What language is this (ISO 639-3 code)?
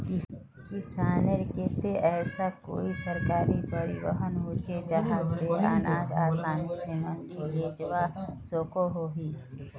mag